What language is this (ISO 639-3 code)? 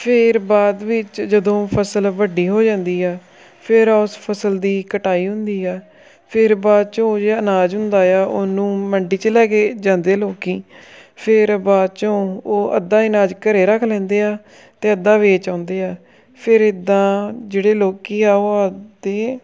pan